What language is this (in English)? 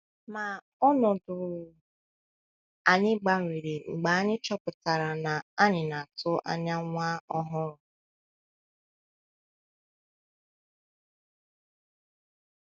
Igbo